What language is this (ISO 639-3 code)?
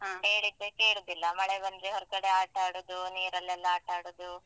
kan